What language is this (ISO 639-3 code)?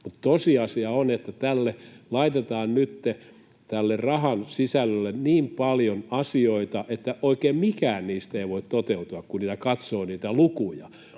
fin